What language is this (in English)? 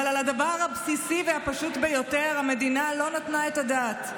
Hebrew